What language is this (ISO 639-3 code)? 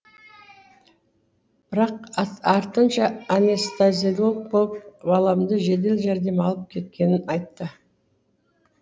kaz